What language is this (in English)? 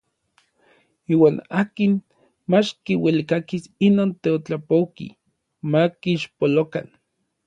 Orizaba Nahuatl